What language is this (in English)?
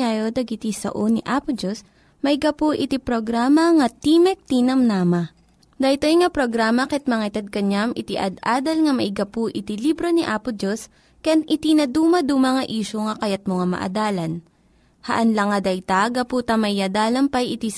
Filipino